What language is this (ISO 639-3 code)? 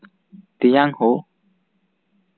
sat